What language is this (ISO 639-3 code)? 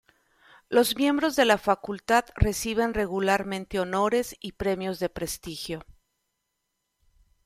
spa